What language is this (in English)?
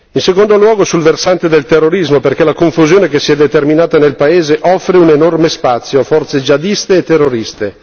Italian